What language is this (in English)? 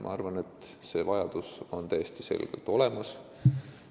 Estonian